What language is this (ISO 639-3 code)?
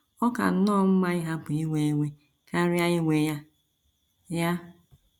ibo